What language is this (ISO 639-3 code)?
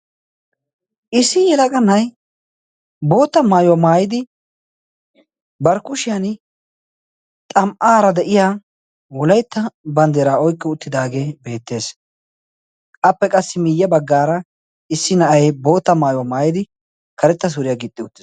wal